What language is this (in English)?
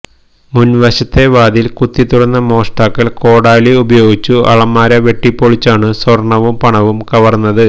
Malayalam